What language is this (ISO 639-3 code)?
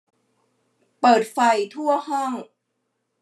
tha